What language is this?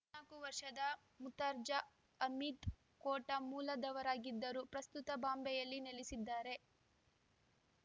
Kannada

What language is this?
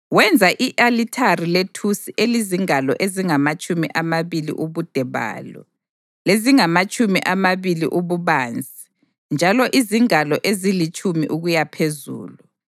North Ndebele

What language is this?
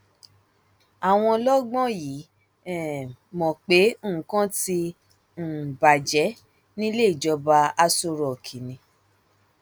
Yoruba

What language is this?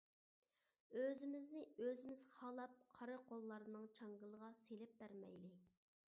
Uyghur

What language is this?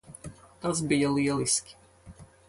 Latvian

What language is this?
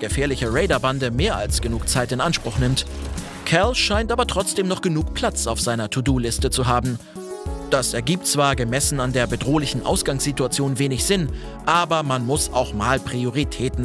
German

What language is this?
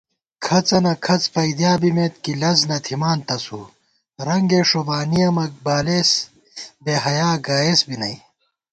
Gawar-Bati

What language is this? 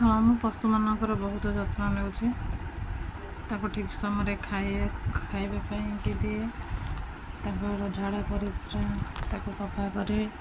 Odia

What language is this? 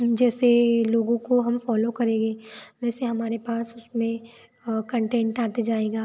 Hindi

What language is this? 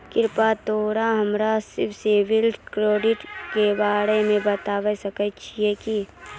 Maithili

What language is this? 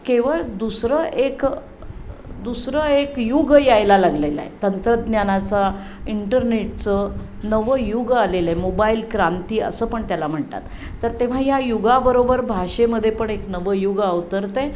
Marathi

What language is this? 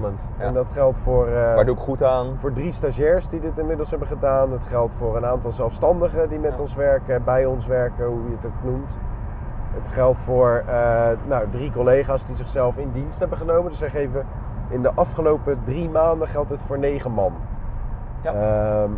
Dutch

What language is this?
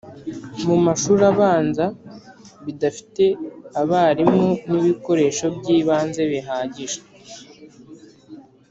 Kinyarwanda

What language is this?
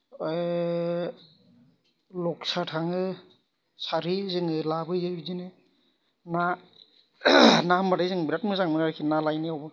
Bodo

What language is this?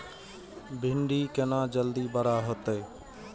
Maithili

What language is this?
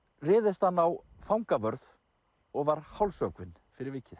Icelandic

